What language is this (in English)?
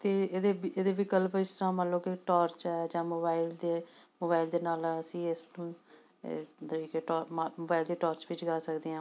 Punjabi